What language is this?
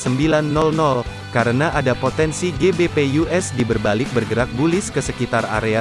Indonesian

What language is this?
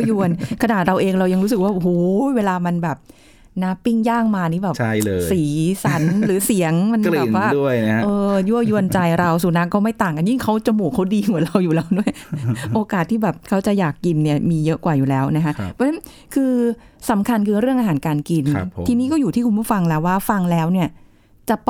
Thai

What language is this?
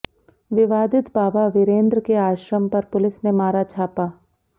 Hindi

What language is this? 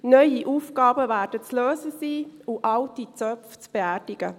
Swiss German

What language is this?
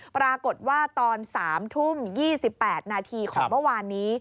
Thai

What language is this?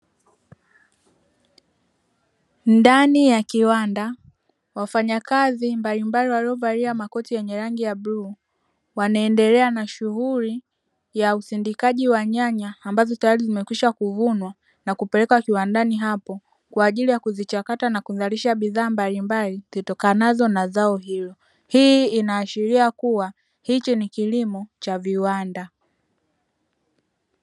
Swahili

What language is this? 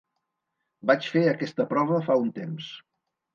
Catalan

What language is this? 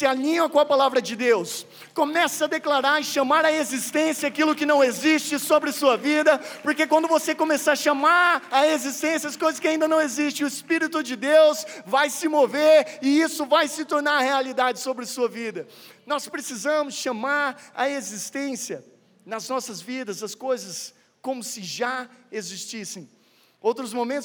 Portuguese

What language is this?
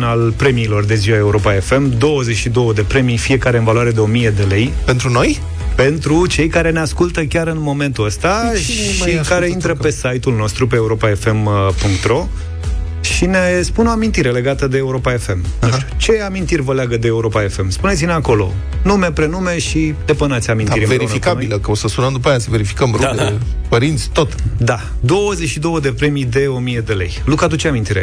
Romanian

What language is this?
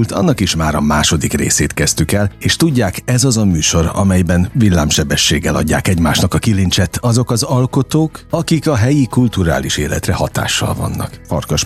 Hungarian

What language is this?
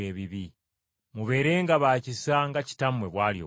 Ganda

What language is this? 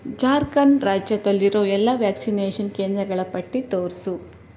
Kannada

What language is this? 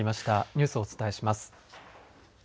Japanese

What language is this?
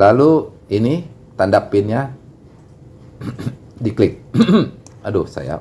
Indonesian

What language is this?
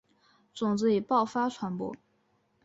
Chinese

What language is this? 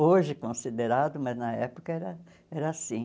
Portuguese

